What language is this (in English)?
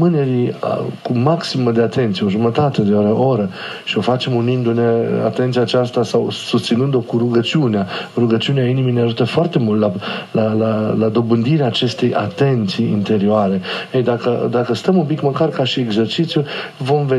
Romanian